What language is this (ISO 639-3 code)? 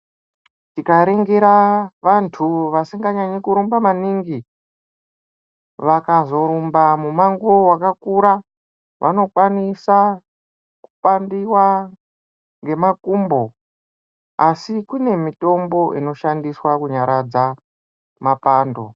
ndc